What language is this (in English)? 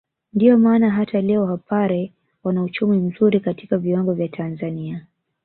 Swahili